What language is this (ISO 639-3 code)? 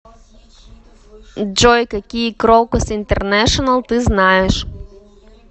rus